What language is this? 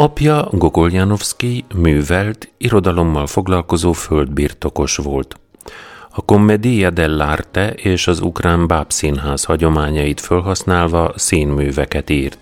Hungarian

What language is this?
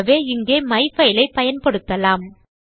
Tamil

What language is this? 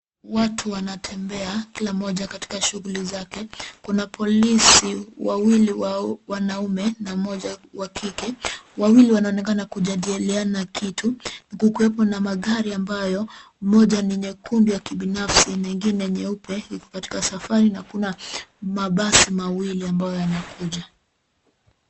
Swahili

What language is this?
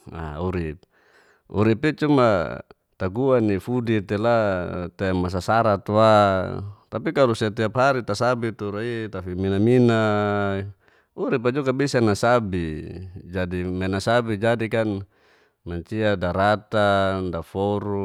Geser-Gorom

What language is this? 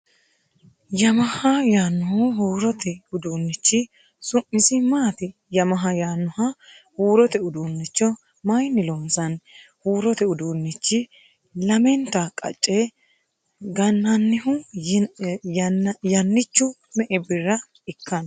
Sidamo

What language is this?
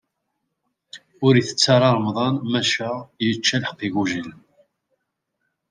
Kabyle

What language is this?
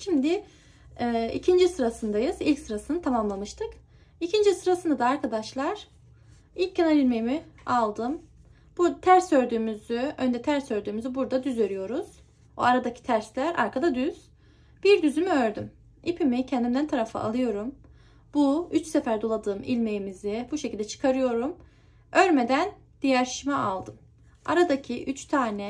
Turkish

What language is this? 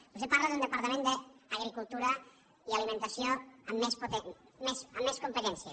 Catalan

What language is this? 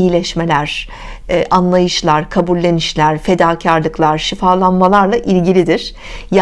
Turkish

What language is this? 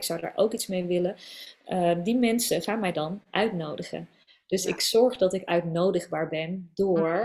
Dutch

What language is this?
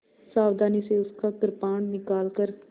Hindi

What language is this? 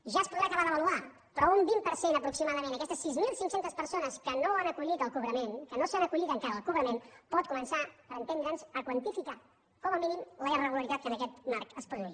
Catalan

